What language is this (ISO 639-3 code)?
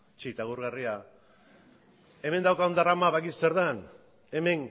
eus